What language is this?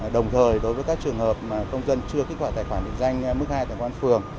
Vietnamese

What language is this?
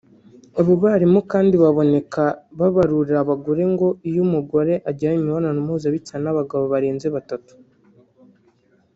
Kinyarwanda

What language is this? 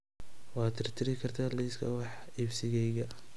Somali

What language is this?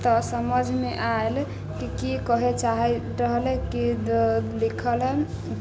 Maithili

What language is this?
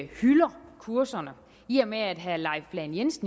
Danish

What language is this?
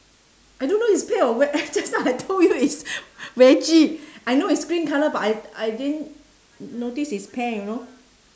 English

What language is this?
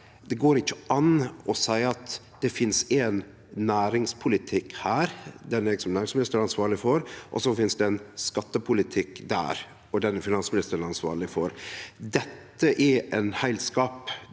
Norwegian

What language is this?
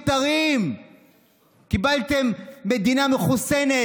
Hebrew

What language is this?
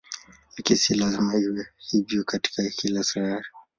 Swahili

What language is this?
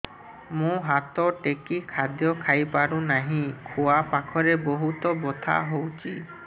Odia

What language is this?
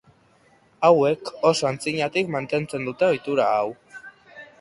Basque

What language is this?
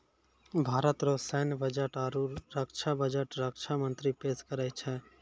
Maithili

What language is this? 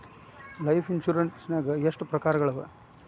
Kannada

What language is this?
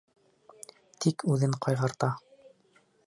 Bashkir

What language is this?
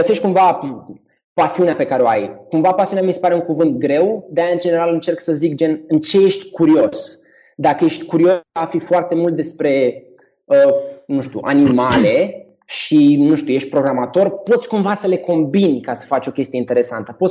Romanian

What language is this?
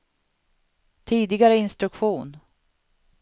Swedish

